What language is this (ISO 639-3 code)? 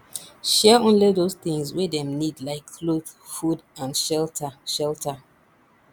pcm